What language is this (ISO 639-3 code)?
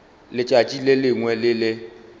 nso